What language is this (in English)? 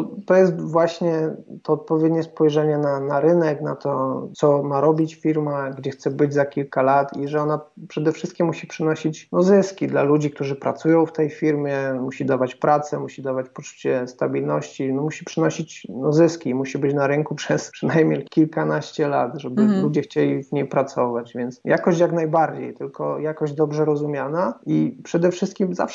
Polish